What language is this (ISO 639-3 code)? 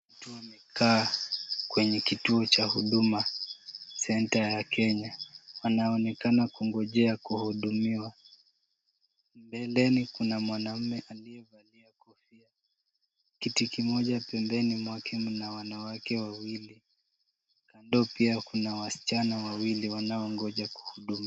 swa